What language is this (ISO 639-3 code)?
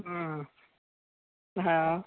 mai